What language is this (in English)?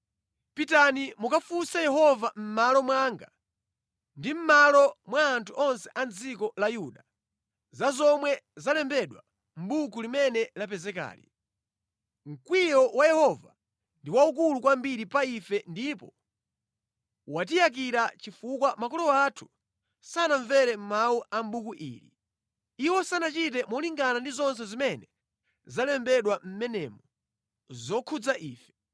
Nyanja